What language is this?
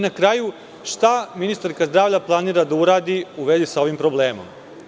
Serbian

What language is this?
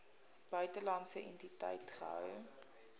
Afrikaans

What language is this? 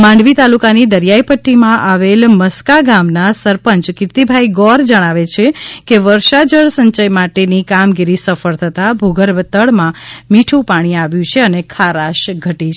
Gujarati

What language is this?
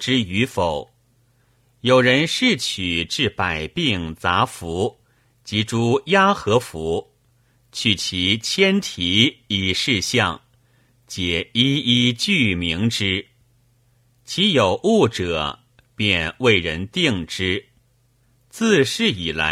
Chinese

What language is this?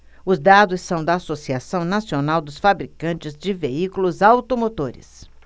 Portuguese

